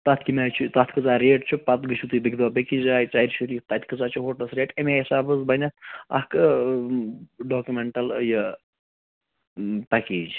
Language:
Kashmiri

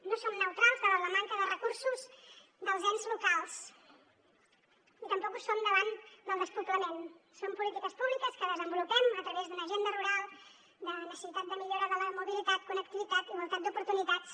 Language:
Catalan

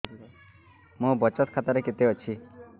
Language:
Odia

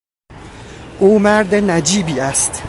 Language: Persian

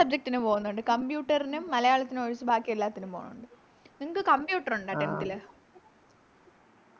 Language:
Malayalam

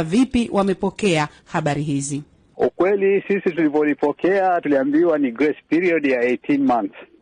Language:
Swahili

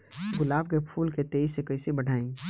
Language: Bhojpuri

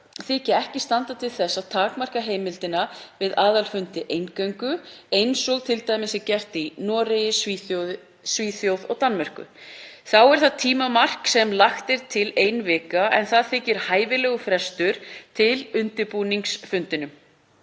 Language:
Icelandic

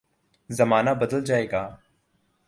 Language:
Urdu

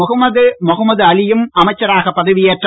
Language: Tamil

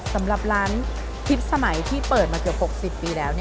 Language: Thai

